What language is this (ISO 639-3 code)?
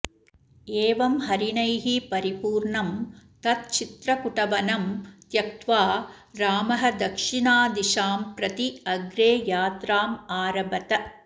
san